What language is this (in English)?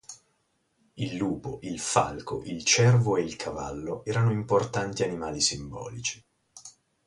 Italian